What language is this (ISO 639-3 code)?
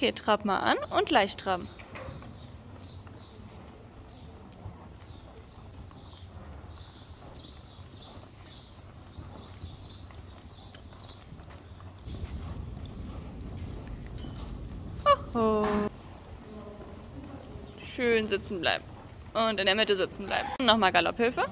deu